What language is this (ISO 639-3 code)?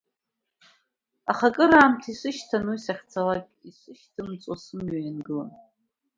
abk